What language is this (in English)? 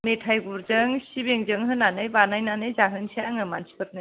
Bodo